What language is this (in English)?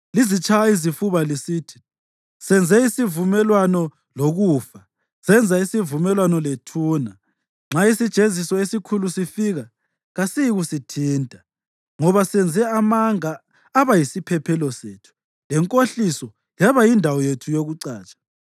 North Ndebele